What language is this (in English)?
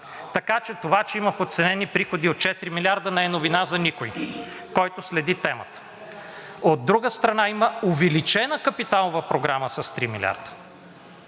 Bulgarian